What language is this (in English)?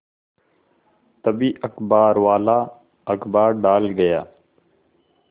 Hindi